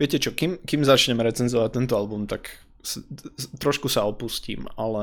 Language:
Slovak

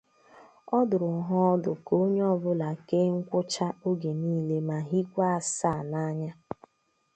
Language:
Igbo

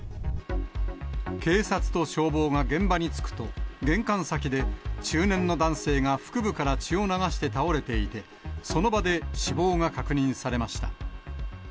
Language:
Japanese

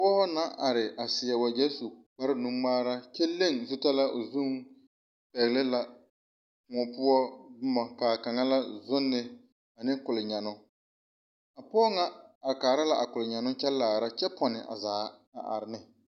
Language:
Southern Dagaare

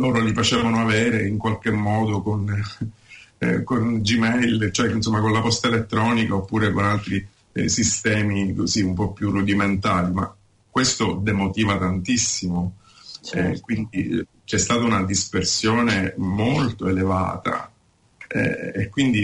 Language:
Italian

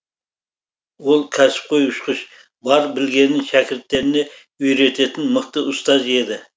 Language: Kazakh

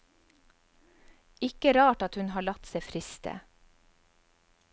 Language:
Norwegian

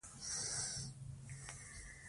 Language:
Pashto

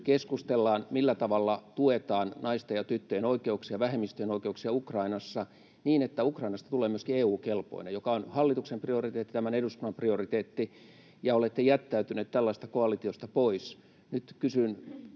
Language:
Finnish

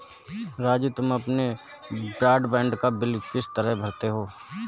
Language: Hindi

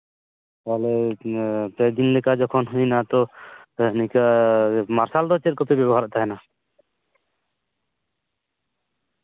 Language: Santali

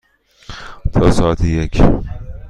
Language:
Persian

